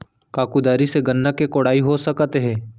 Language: Chhattisgarhi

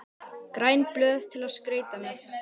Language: Icelandic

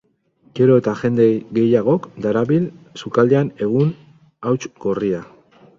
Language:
Basque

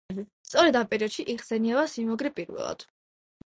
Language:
Georgian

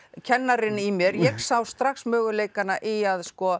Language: Icelandic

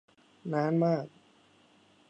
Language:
Thai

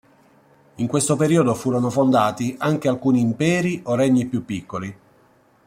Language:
Italian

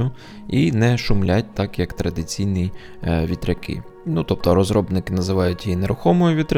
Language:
Ukrainian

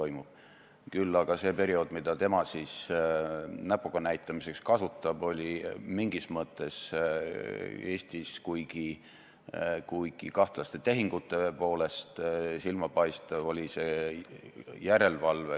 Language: Estonian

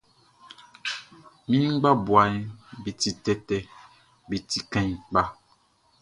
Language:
Baoulé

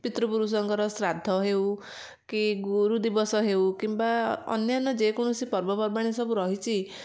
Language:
Odia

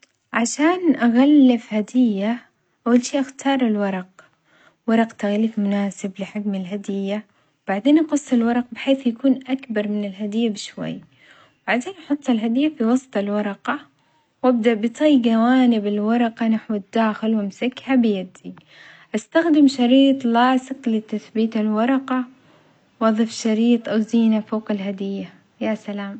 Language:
Omani Arabic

